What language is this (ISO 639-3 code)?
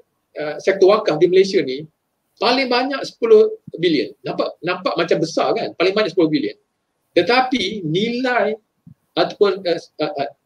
msa